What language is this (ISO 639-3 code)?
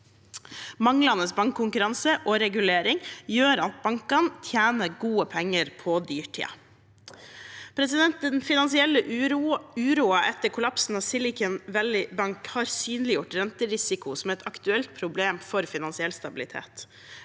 nor